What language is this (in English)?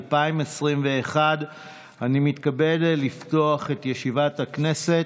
Hebrew